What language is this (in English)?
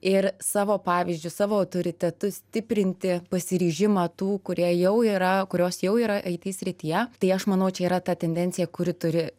Lithuanian